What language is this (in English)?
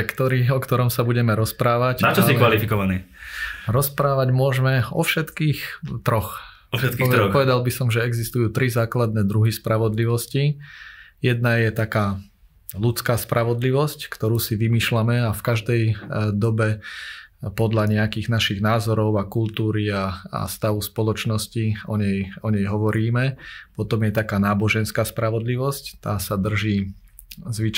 Slovak